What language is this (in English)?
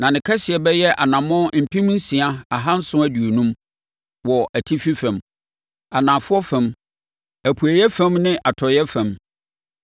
Akan